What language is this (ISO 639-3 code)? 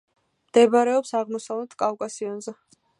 kat